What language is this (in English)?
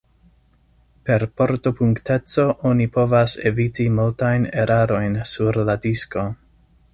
Esperanto